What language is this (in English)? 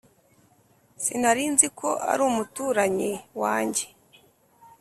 Kinyarwanda